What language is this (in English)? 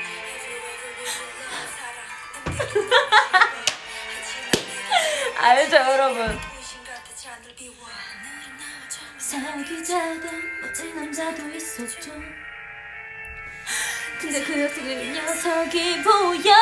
Korean